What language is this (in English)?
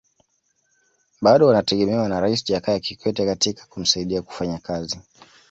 Swahili